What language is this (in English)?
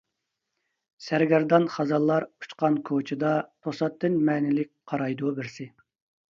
Uyghur